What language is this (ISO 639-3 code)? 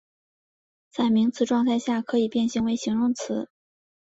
zho